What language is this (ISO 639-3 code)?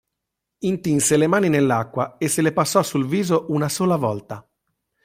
ita